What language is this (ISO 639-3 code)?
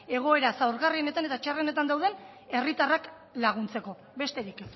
eus